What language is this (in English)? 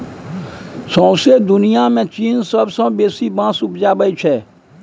Maithili